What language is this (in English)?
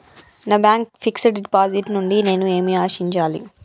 Telugu